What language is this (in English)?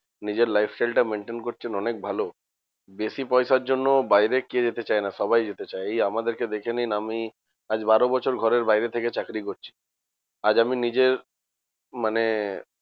Bangla